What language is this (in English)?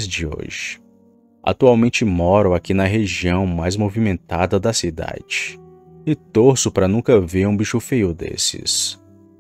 Portuguese